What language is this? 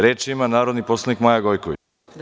Serbian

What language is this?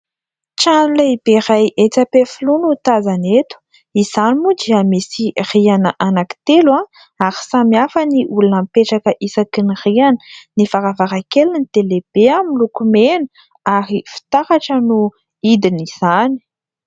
Malagasy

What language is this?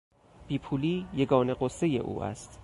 Persian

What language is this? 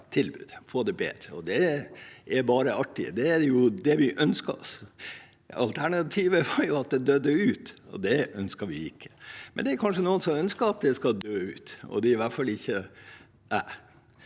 Norwegian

